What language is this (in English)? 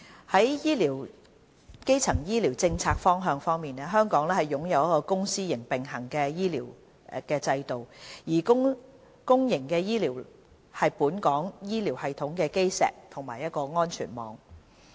Cantonese